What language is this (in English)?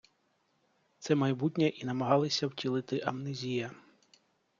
Ukrainian